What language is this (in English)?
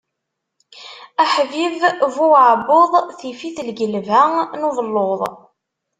Kabyle